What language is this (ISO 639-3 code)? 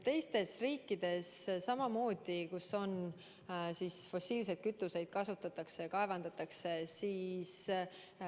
est